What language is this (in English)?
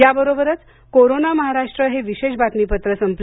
Marathi